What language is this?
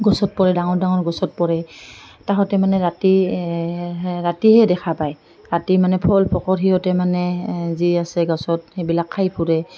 Assamese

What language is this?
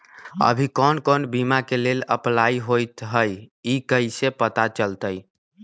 Magahi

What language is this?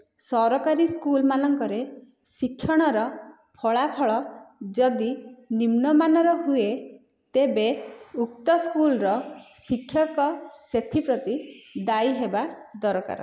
Odia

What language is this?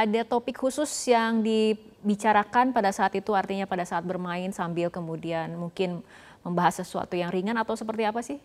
Indonesian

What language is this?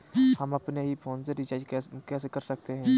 Hindi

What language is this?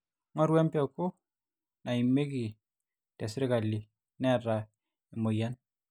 Masai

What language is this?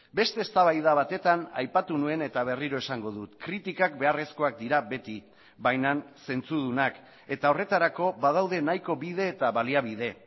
Basque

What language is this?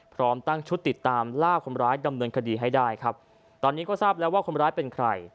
Thai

